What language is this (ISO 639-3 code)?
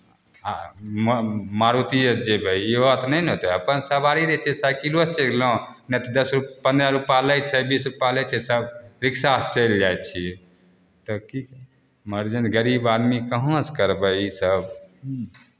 mai